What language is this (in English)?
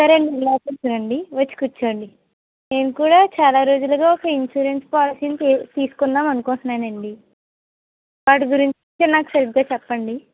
Telugu